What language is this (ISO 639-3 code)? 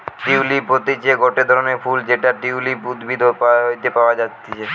ben